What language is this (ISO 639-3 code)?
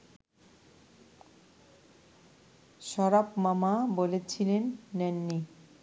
ben